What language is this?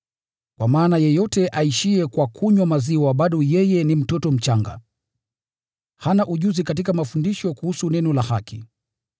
Swahili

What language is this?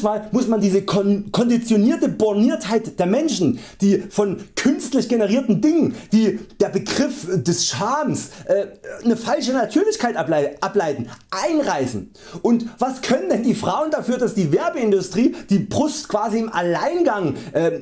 German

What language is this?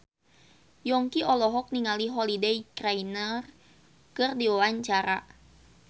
Sundanese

